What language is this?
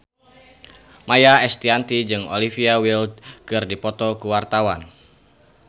Sundanese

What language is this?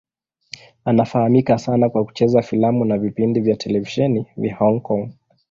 Swahili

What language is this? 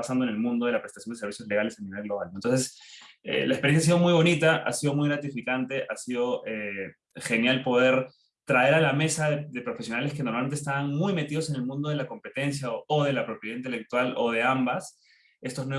Spanish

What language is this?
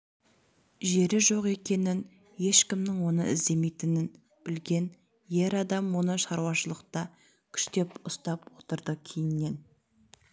Kazakh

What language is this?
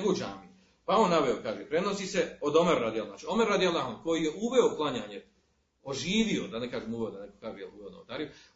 Croatian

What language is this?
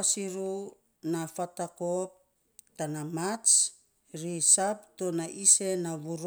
Saposa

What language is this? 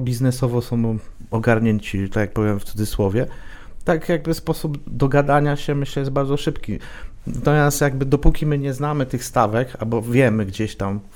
Polish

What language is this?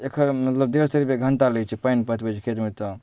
Maithili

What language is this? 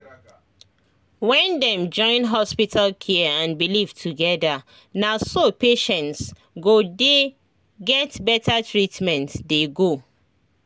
Nigerian Pidgin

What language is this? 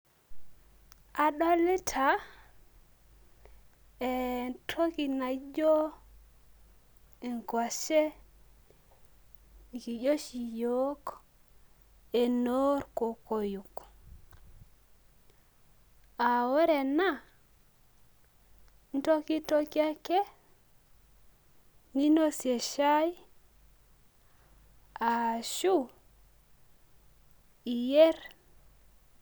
Masai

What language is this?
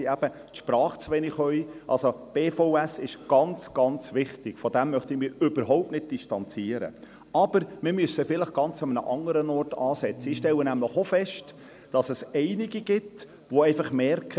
Swiss German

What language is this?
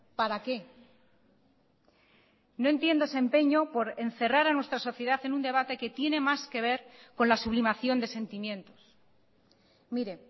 Spanish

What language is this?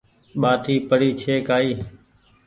Goaria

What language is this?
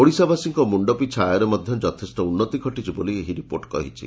Odia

